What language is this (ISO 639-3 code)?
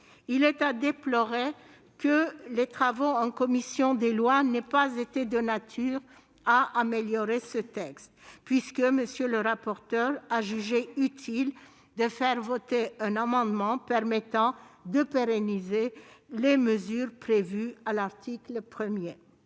fra